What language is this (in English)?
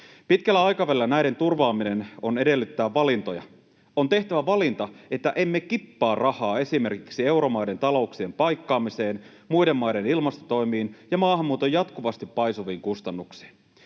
Finnish